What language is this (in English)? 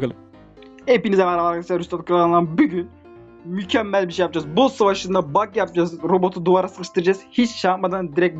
Turkish